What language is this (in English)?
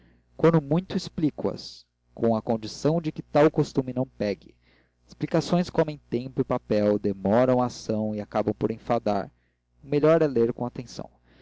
Portuguese